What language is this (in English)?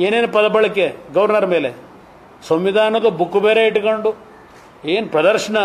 Kannada